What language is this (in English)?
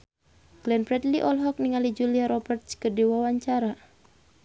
Sundanese